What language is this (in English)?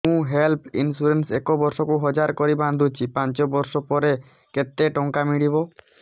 Odia